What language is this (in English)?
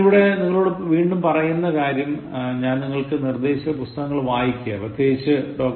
Malayalam